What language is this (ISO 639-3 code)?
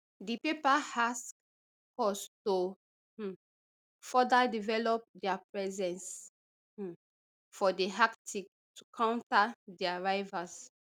pcm